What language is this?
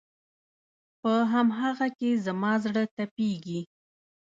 Pashto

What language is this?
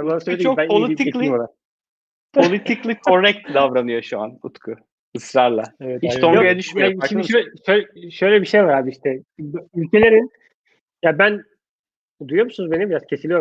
Turkish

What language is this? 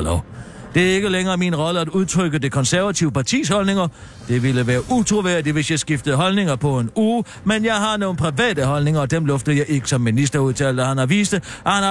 Danish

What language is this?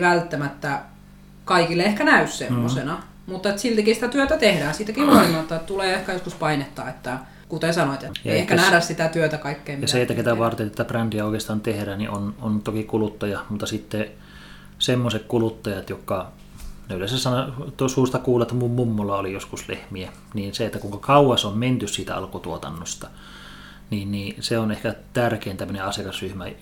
Finnish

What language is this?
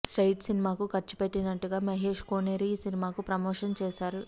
Telugu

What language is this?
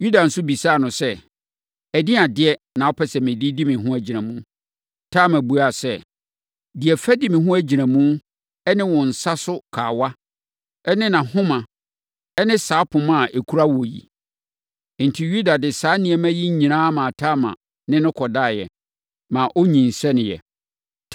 Akan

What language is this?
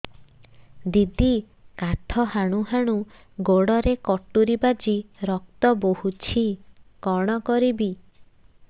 Odia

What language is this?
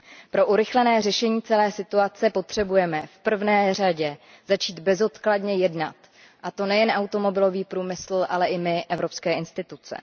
Czech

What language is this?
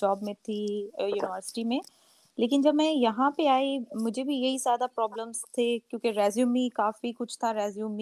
Urdu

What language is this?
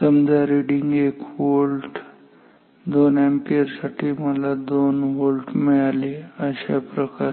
Marathi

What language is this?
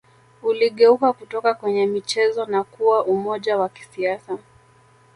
Swahili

